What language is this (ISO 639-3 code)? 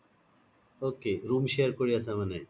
asm